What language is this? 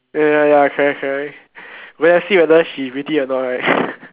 English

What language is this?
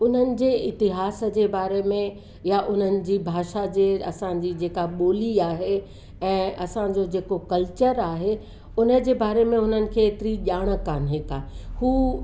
Sindhi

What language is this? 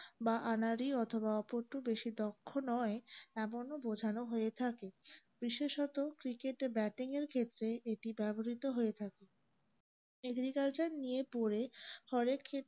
Bangla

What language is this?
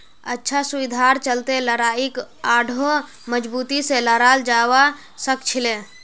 Magahi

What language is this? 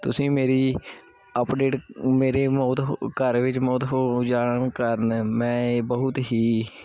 Punjabi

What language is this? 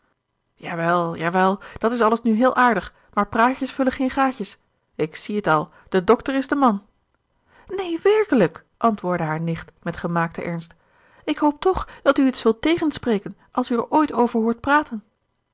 Dutch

